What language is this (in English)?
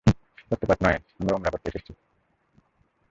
Bangla